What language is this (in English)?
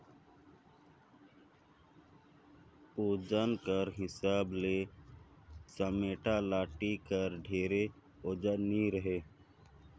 Chhattisgarhi